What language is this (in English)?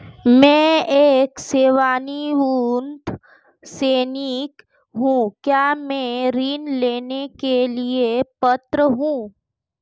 Hindi